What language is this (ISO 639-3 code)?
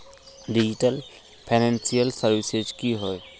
mag